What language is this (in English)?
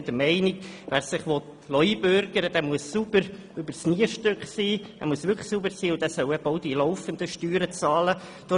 Swiss German